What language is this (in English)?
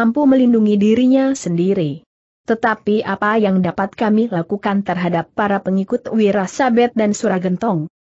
Indonesian